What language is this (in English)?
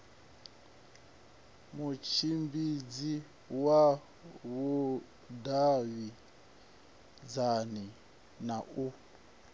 Venda